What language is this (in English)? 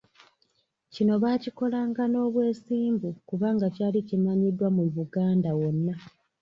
Ganda